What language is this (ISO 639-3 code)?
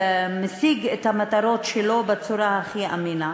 heb